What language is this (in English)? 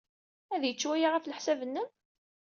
Kabyle